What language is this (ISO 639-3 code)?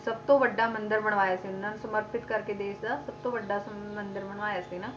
pan